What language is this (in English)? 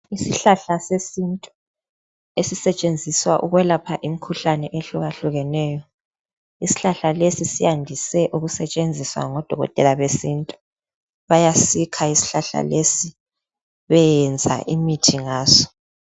North Ndebele